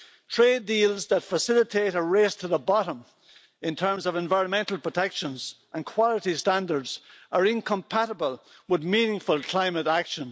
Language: English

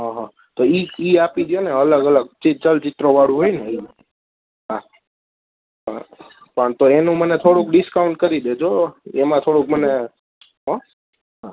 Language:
Gujarati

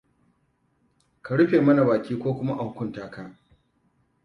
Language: Hausa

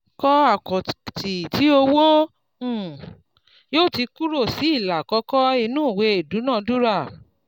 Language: Yoruba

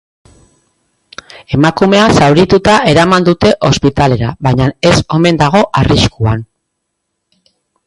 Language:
Basque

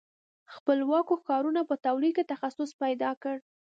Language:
Pashto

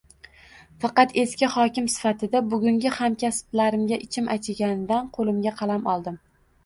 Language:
Uzbek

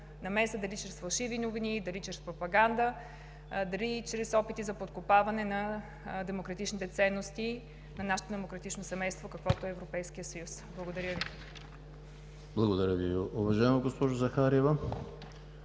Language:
Bulgarian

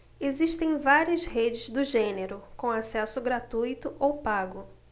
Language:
Portuguese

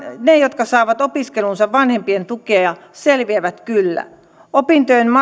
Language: Finnish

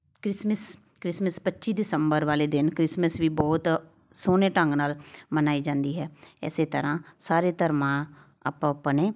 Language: Punjabi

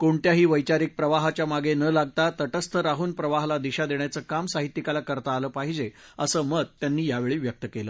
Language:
Marathi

